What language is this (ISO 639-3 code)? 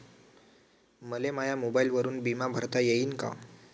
mar